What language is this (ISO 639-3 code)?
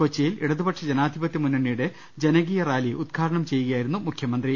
mal